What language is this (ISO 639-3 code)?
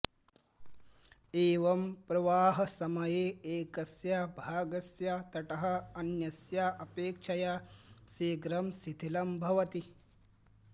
san